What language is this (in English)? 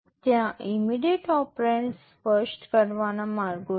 Gujarati